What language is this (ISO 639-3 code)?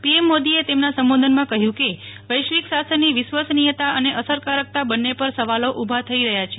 guj